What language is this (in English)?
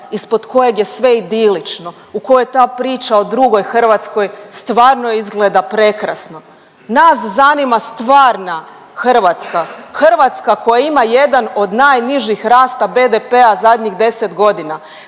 Croatian